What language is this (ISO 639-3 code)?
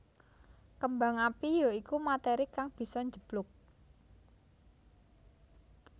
jav